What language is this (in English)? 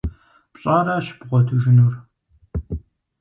Kabardian